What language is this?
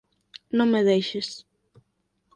Galician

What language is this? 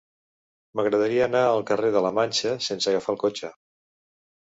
Catalan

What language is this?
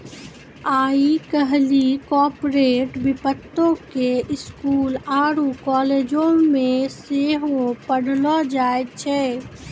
Maithili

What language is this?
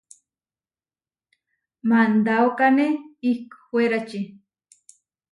Huarijio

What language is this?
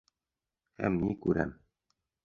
Bashkir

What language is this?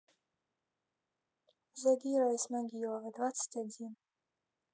Russian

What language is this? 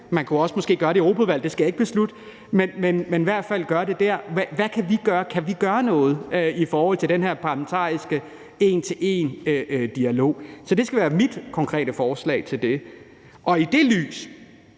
Danish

